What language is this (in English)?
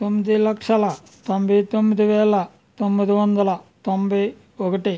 Telugu